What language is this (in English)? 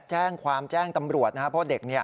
Thai